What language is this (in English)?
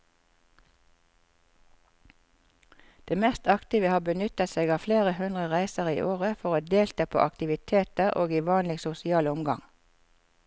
Norwegian